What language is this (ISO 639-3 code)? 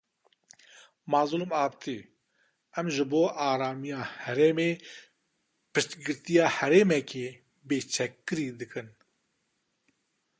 kur